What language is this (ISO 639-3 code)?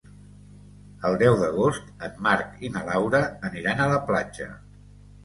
cat